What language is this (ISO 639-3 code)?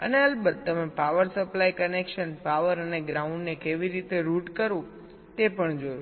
guj